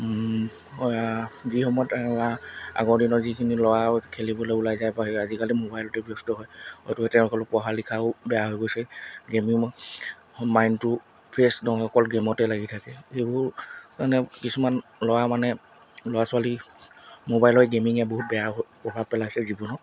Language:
Assamese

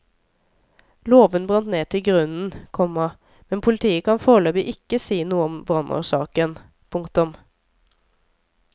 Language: Norwegian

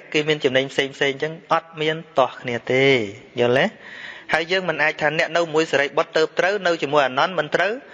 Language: Vietnamese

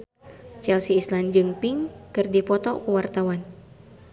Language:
Sundanese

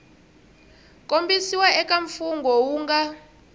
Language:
Tsonga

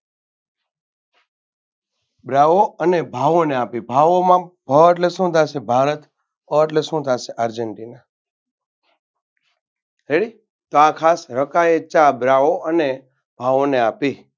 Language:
Gujarati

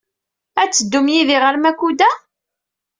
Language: Kabyle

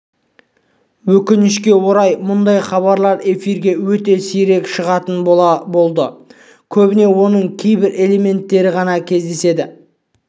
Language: Kazakh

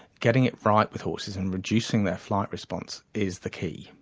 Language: English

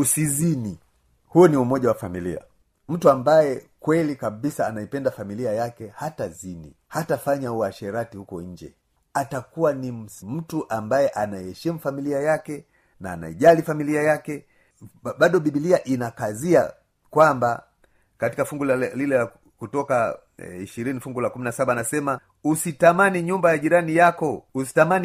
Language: Swahili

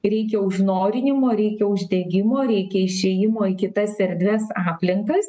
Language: Lithuanian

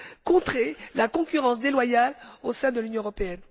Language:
French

